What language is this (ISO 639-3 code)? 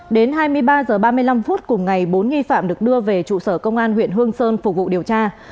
vie